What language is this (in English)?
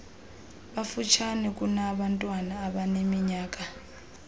Xhosa